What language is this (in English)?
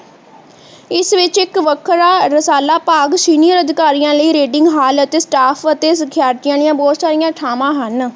Punjabi